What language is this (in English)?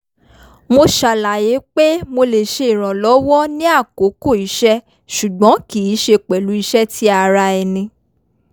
Yoruba